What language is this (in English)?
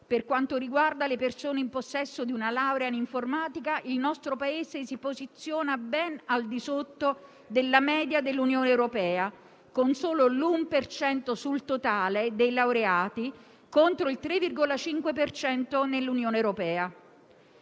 Italian